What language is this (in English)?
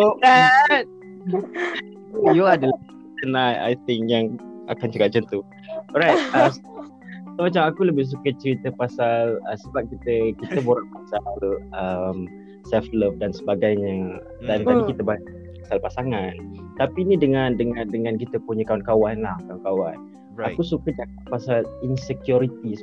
Malay